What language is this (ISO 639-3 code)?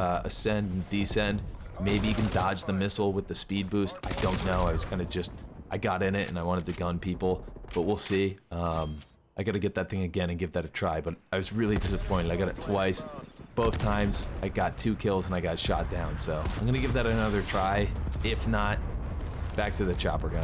eng